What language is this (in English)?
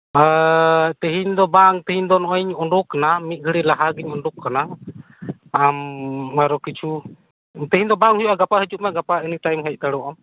Santali